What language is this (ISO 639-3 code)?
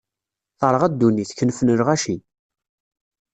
kab